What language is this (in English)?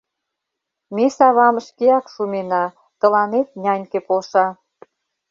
Mari